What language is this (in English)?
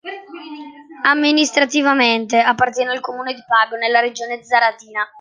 Italian